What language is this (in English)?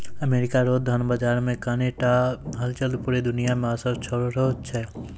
Maithili